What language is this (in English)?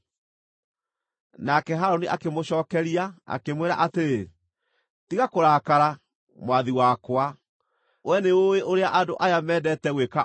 Kikuyu